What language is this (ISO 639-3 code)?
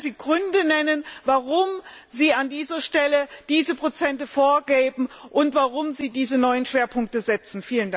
deu